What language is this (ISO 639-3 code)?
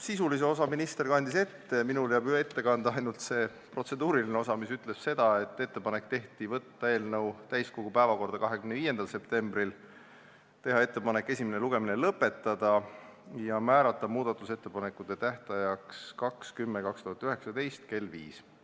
est